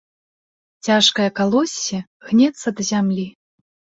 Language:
Belarusian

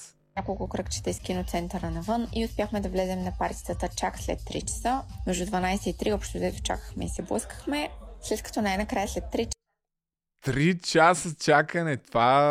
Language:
Bulgarian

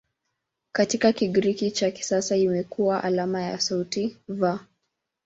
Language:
Swahili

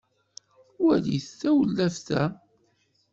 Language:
Kabyle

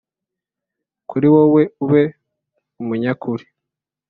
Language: Kinyarwanda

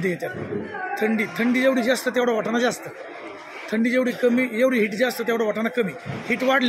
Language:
Romanian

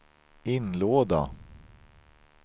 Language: Swedish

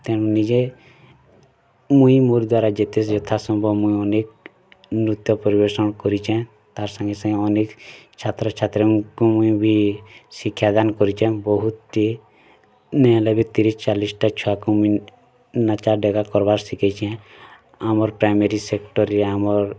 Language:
Odia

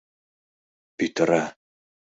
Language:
Mari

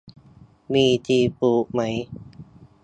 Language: Thai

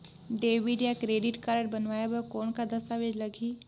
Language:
Chhattisgarhi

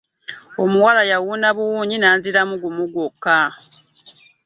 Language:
Ganda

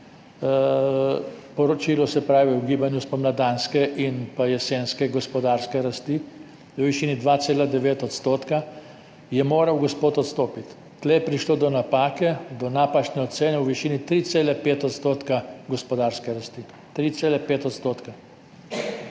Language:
Slovenian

